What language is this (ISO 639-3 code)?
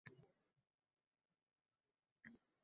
uzb